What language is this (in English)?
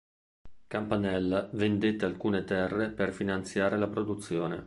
Italian